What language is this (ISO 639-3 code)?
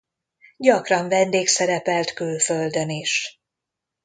hun